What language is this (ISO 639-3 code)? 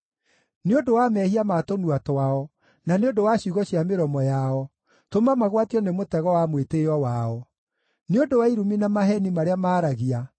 kik